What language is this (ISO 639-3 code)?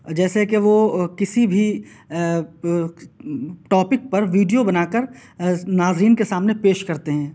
urd